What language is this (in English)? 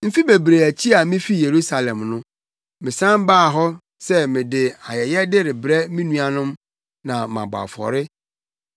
Akan